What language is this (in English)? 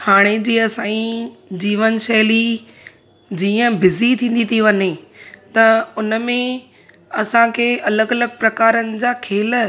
Sindhi